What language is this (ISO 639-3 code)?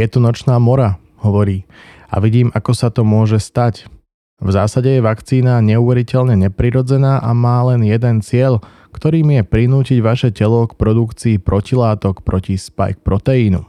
slk